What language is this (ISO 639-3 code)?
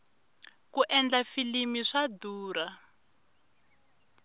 tso